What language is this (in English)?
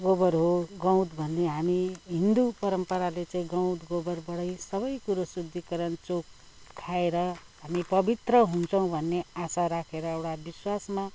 Nepali